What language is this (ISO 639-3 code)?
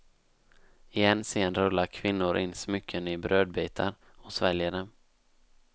swe